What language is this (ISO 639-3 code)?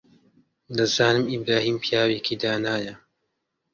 ckb